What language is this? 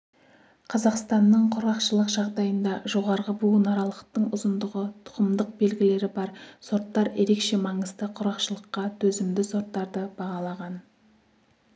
Kazakh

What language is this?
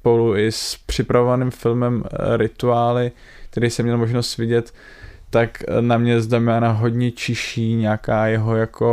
Czech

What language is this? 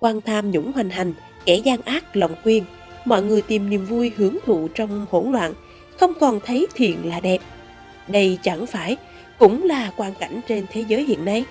Vietnamese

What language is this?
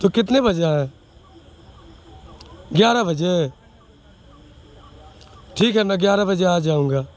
Urdu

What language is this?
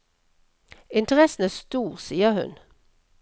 Norwegian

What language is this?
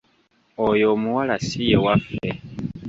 Ganda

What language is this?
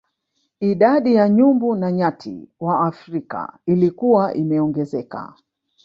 Swahili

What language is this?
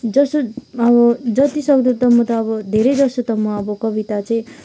Nepali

